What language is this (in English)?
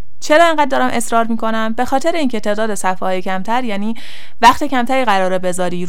Persian